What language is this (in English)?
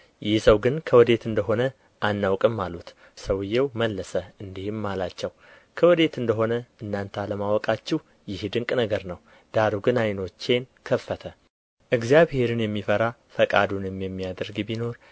Amharic